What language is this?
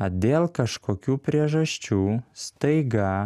Lithuanian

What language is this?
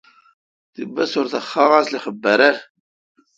Kalkoti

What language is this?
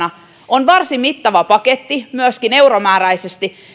Finnish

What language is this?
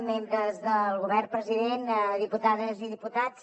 Catalan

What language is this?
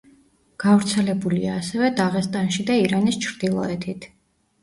Georgian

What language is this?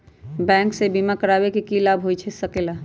Magahi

